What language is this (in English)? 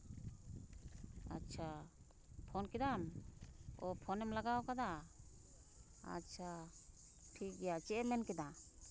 Santali